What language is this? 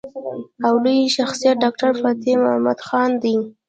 Pashto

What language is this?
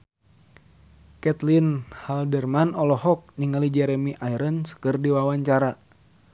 Sundanese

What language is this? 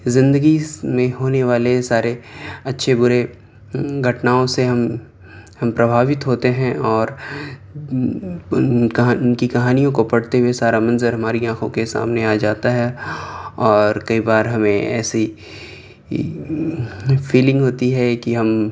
Urdu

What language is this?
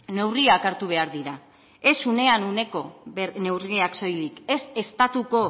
Basque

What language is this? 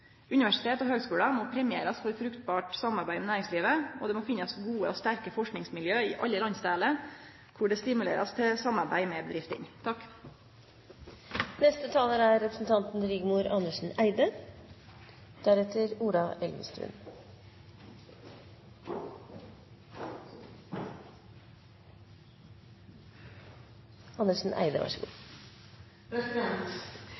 Norwegian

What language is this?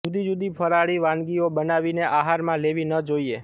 Gujarati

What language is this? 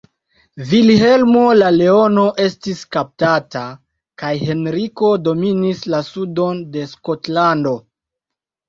Esperanto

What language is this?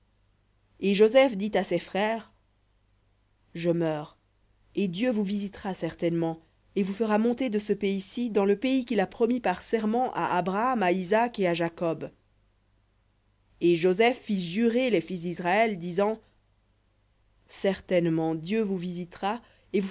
French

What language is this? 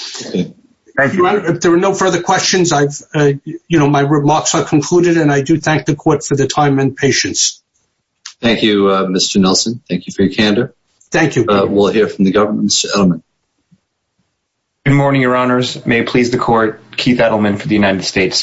English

